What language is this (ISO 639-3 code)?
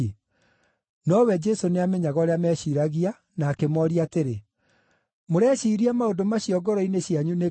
kik